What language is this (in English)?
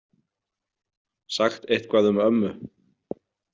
Icelandic